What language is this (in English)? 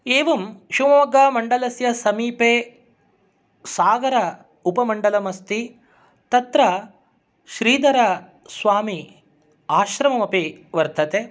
Sanskrit